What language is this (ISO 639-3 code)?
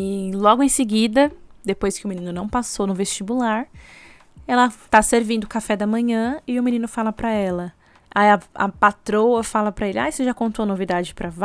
por